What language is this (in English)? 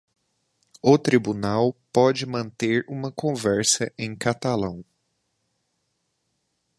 Portuguese